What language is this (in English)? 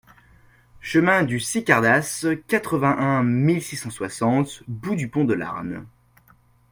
French